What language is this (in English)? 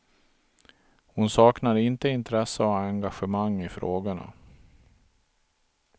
Swedish